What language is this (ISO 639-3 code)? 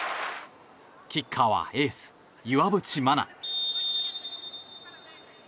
jpn